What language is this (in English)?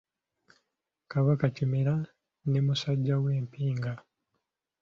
Ganda